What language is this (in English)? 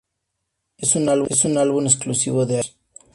Spanish